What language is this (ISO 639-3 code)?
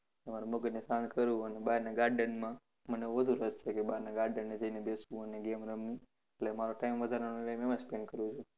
guj